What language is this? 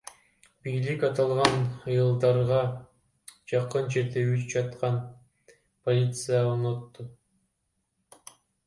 Kyrgyz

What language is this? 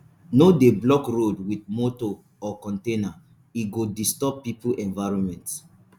Nigerian Pidgin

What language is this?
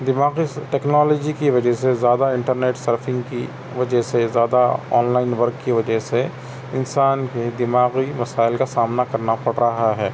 Urdu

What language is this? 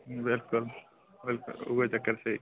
Dogri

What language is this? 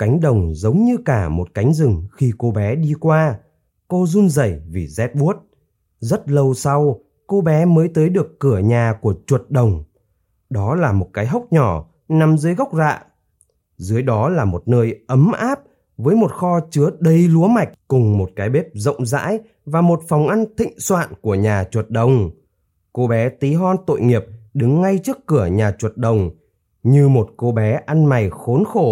Vietnamese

